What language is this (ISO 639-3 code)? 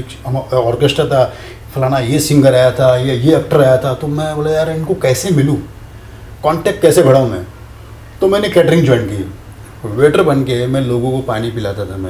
hin